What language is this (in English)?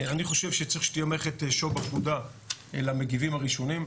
Hebrew